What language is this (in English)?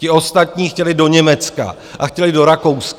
Czech